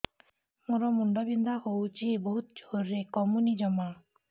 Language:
Odia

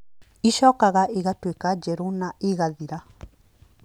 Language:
Kikuyu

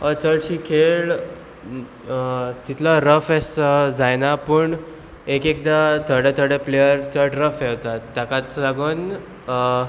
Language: Konkani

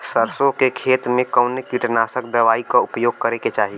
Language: Bhojpuri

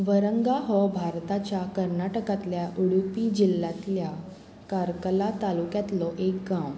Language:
Konkani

